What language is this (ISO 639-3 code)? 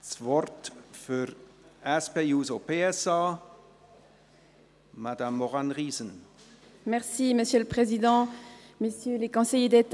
gsw